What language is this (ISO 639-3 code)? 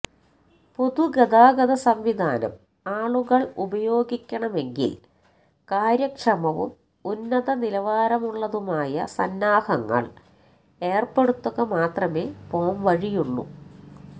mal